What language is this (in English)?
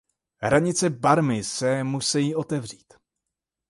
Czech